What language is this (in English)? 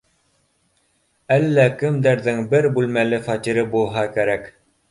Bashkir